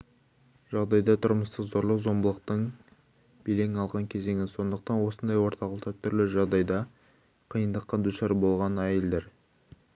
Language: Kazakh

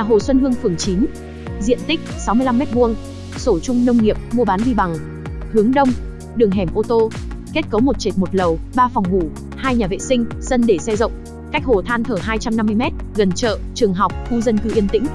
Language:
Vietnamese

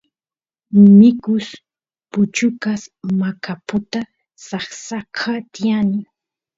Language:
Santiago del Estero Quichua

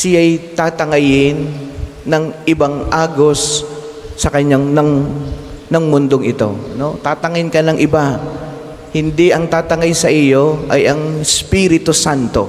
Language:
Filipino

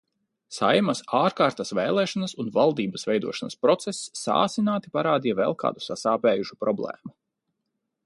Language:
Latvian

